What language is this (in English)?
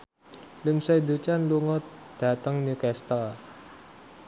Javanese